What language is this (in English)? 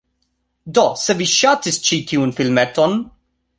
Esperanto